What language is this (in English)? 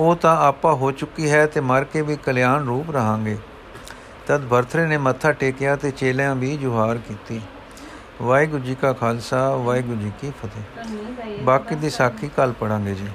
Punjabi